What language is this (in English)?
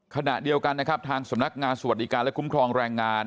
Thai